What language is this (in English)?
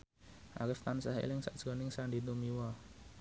Javanese